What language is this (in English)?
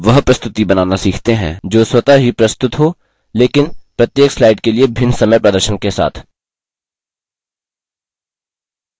Hindi